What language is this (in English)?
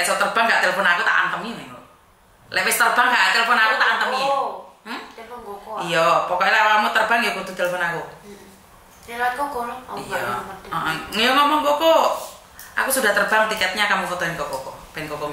Indonesian